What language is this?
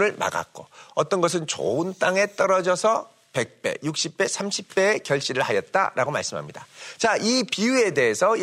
Korean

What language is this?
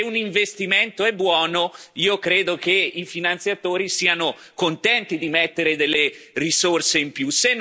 Italian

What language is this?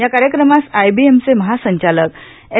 Marathi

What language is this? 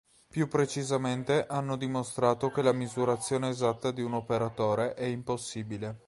Italian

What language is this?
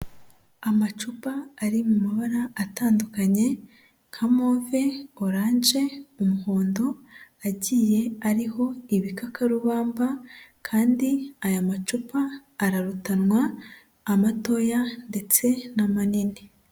Kinyarwanda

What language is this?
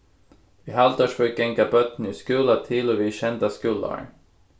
Faroese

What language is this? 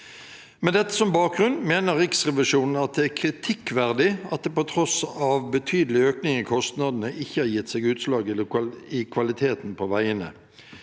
Norwegian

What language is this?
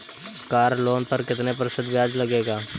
Hindi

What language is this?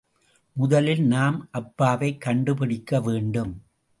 Tamil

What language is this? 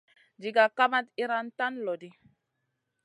Masana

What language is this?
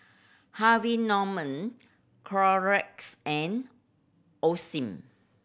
English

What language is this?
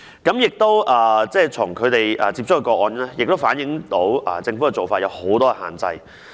Cantonese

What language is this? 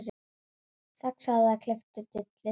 Icelandic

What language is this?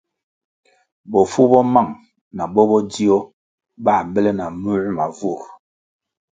Kwasio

